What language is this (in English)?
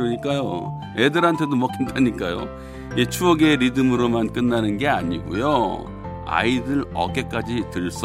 Korean